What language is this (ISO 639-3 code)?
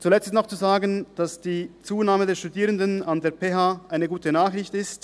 gsw